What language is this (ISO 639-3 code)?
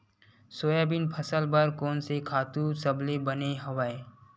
hne